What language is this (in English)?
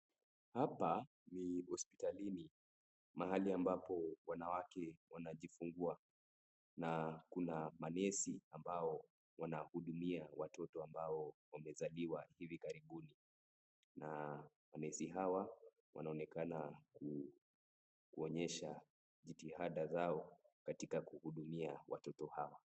Swahili